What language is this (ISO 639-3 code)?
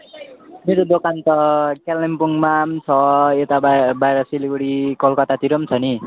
nep